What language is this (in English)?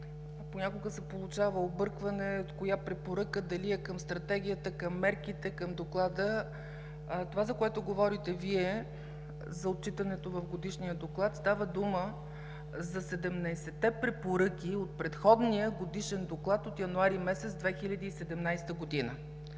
Bulgarian